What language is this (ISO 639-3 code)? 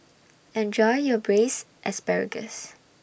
eng